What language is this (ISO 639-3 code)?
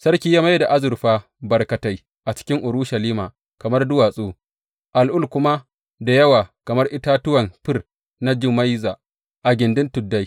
hau